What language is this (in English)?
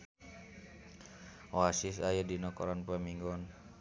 Sundanese